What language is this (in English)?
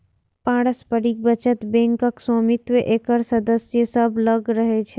Maithili